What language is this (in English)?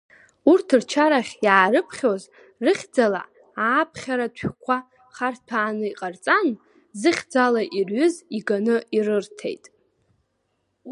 Abkhazian